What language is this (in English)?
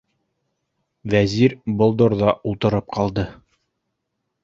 Bashkir